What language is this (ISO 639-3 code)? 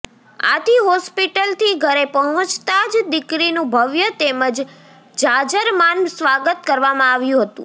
guj